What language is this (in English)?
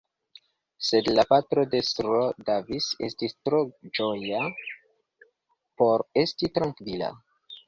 Esperanto